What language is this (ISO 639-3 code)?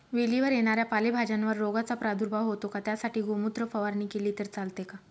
mar